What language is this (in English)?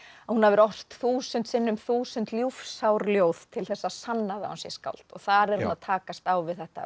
Icelandic